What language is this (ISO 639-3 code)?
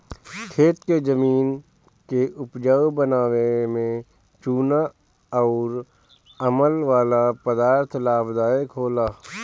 bho